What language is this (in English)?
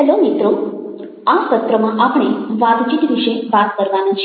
Gujarati